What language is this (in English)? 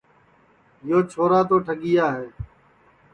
Sansi